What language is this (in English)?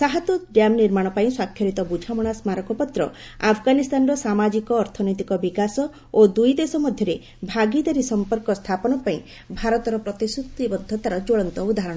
Odia